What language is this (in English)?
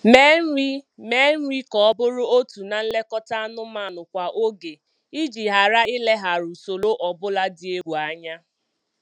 Igbo